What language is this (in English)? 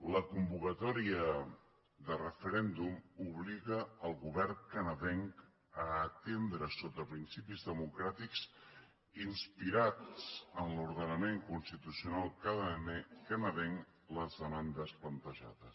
Catalan